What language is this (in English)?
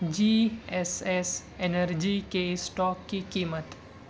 Urdu